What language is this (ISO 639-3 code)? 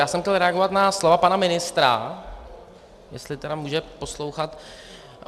ces